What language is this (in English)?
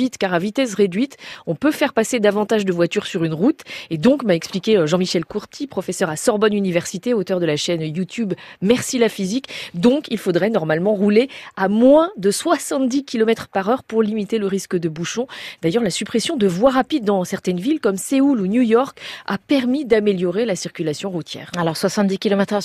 French